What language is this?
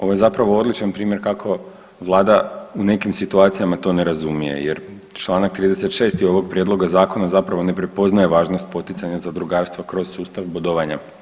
Croatian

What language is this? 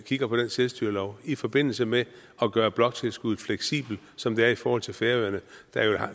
Danish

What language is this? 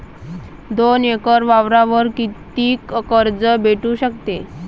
Marathi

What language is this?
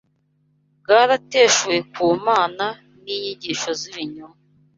Kinyarwanda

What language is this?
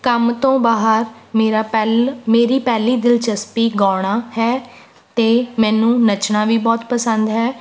Punjabi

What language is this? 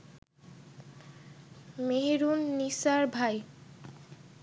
Bangla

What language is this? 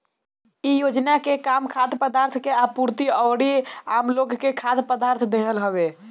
Bhojpuri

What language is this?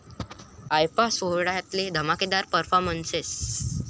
Marathi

